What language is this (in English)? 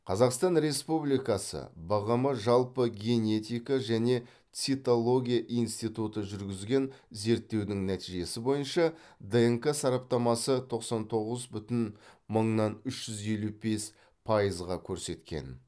Kazakh